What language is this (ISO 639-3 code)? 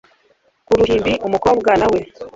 kin